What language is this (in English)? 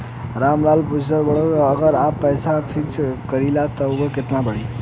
Bhojpuri